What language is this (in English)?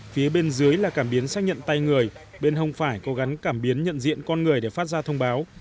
Vietnamese